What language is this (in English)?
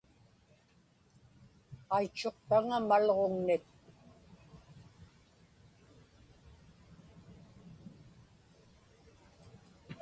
Inupiaq